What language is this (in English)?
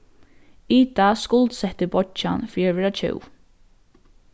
Faroese